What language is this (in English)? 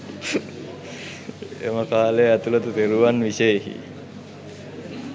Sinhala